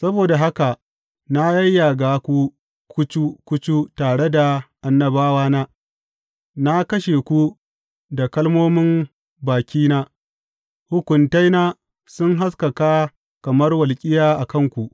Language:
Hausa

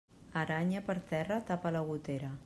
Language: Catalan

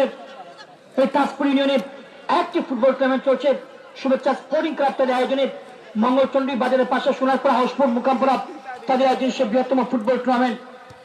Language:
Bangla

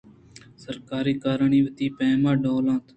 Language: Eastern Balochi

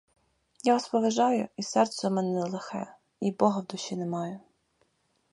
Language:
Ukrainian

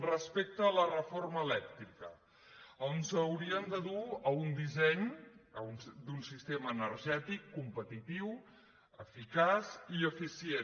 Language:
Catalan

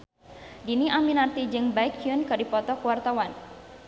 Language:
Sundanese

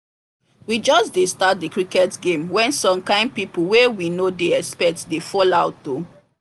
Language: Nigerian Pidgin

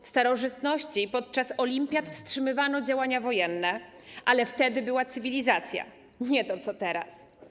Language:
Polish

